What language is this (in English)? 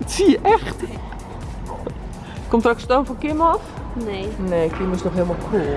Dutch